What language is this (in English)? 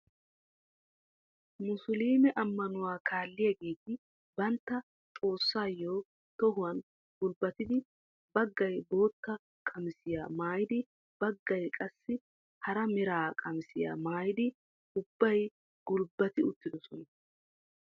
Wolaytta